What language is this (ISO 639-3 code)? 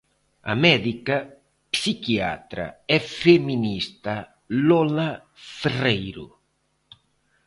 glg